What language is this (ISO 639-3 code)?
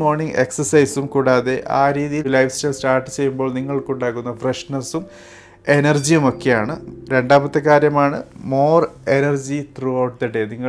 mal